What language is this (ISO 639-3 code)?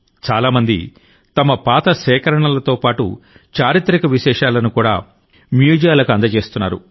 tel